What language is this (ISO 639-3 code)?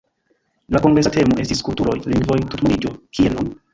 epo